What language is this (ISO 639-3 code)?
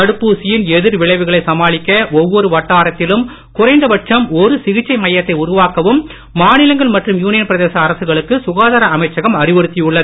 tam